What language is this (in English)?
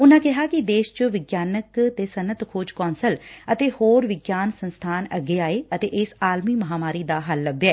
Punjabi